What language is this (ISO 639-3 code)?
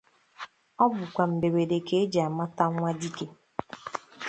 ibo